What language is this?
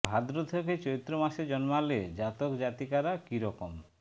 Bangla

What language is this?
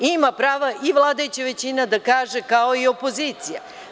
Serbian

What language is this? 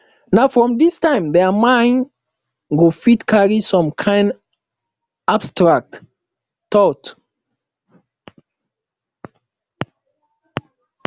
Nigerian Pidgin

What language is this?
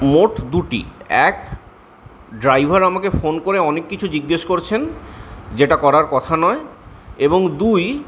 Bangla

